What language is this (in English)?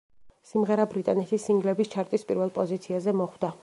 Georgian